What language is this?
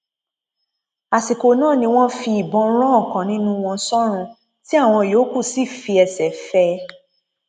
Yoruba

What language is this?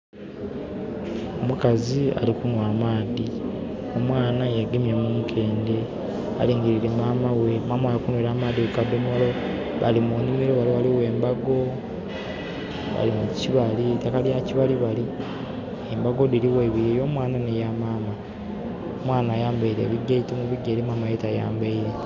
Soga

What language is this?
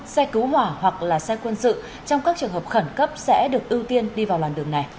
Vietnamese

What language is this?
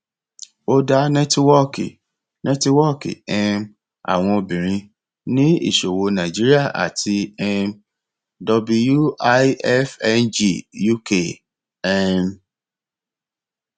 Yoruba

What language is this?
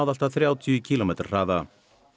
Icelandic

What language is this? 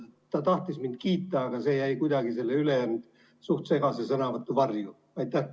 Estonian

